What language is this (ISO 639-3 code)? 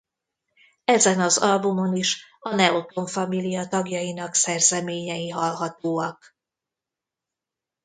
hun